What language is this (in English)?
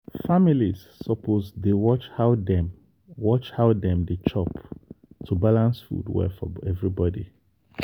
Nigerian Pidgin